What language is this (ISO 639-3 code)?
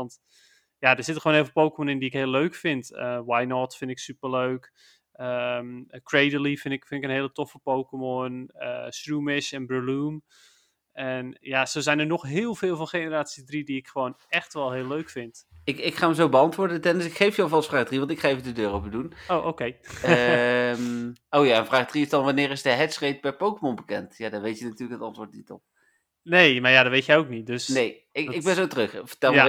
nld